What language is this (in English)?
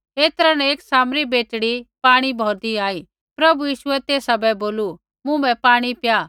Kullu Pahari